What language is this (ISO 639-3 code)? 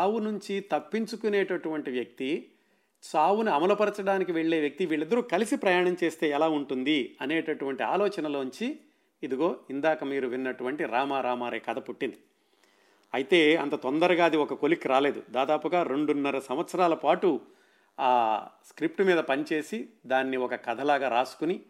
tel